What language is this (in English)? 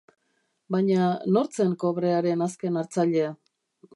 Basque